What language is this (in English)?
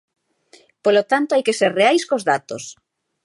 Galician